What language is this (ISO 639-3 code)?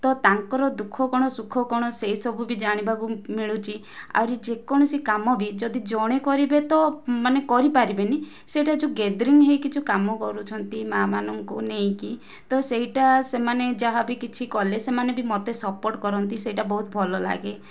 ori